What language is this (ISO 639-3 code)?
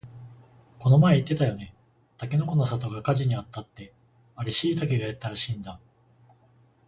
jpn